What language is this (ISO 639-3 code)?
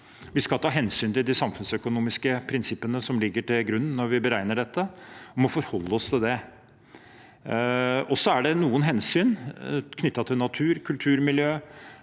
nor